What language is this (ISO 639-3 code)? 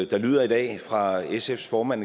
dan